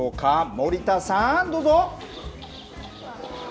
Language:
Japanese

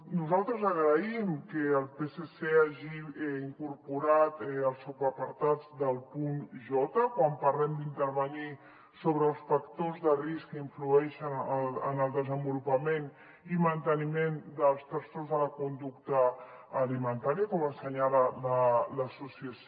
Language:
Catalan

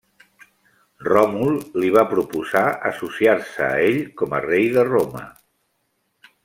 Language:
Catalan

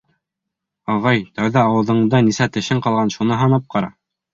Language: Bashkir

